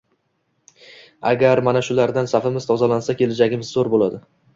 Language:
Uzbek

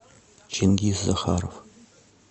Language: Russian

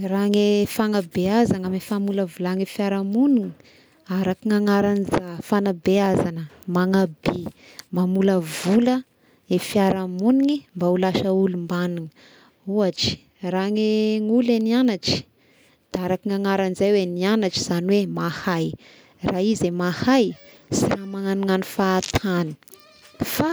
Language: Tesaka Malagasy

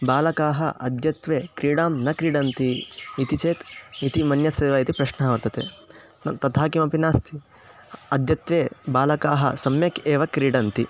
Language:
Sanskrit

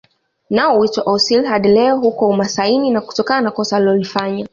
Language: Swahili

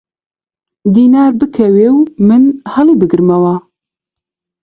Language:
Central Kurdish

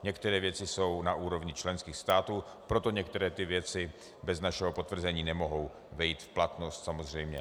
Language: Czech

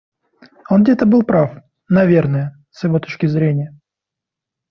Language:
Russian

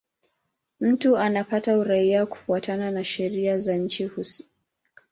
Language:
Swahili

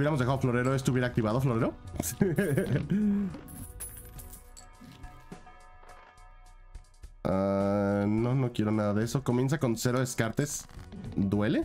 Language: Spanish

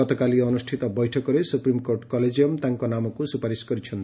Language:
Odia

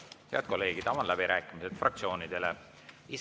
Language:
Estonian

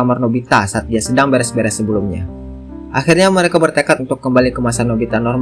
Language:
Indonesian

